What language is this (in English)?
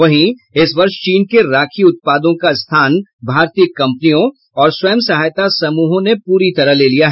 Hindi